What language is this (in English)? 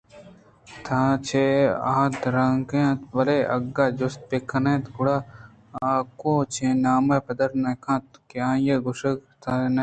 Eastern Balochi